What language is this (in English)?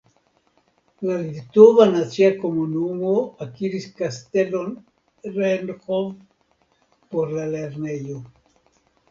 Esperanto